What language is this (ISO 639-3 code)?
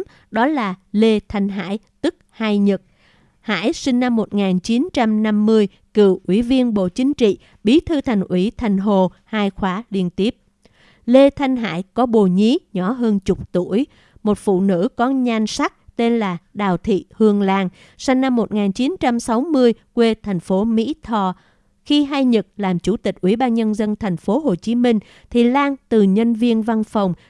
vie